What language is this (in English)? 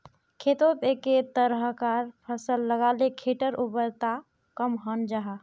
Magahi